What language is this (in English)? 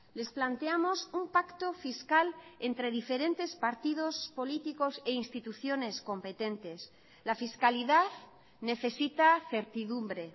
Spanish